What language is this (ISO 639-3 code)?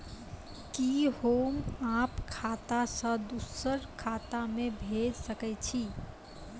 mai